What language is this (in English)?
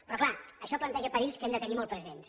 Catalan